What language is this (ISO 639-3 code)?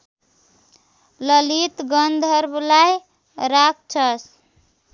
nep